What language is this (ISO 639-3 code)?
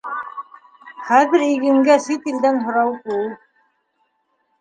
bak